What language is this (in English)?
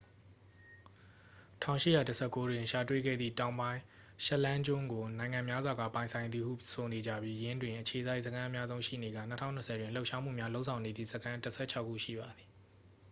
Burmese